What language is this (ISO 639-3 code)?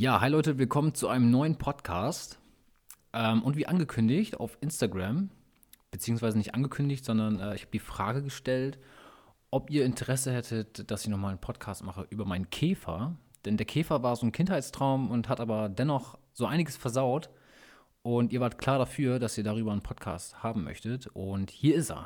deu